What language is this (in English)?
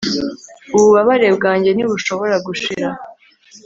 Kinyarwanda